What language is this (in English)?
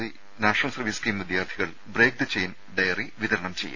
Malayalam